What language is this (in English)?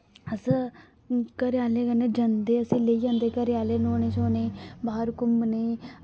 Dogri